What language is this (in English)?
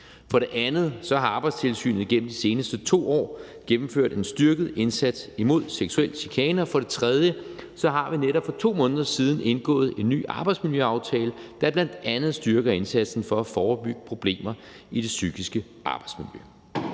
Danish